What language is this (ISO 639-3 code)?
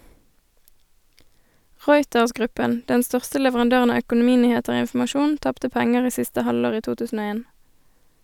nor